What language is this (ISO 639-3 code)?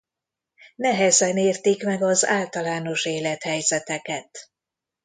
hun